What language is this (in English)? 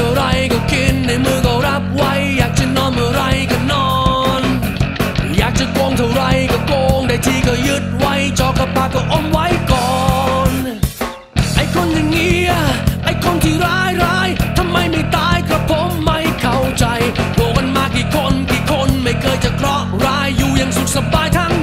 Thai